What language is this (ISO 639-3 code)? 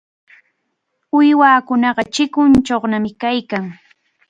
qvl